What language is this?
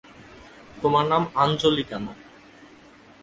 Bangla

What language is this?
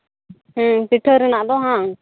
Santali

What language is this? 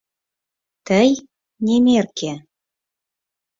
Mari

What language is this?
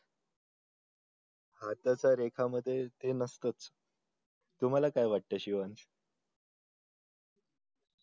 Marathi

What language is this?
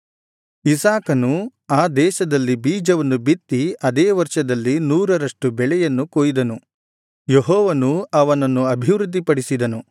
Kannada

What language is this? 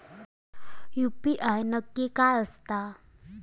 Marathi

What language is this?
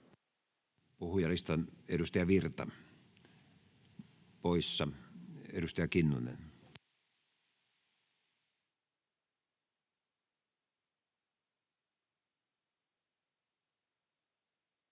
Finnish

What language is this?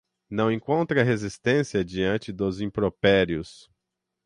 Portuguese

